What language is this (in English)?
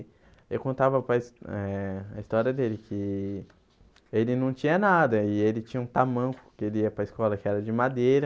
Portuguese